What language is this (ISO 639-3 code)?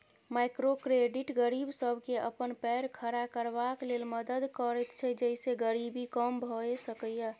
mai